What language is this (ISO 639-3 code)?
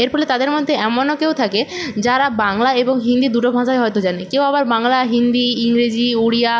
ben